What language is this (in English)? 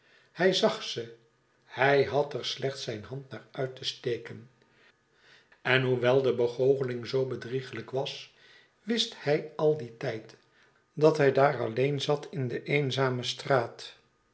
Dutch